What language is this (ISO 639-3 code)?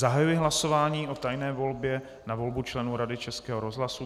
ces